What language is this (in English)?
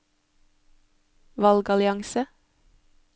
Norwegian